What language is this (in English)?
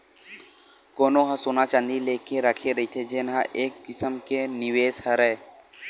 Chhattisgarhi